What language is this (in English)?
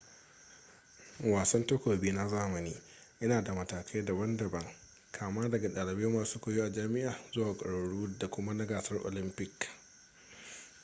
Hausa